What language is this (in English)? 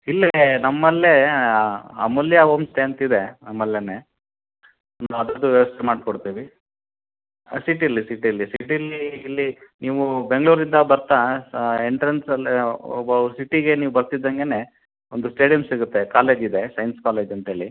Kannada